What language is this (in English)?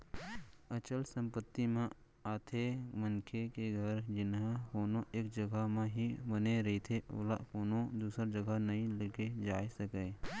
Chhattisgarhi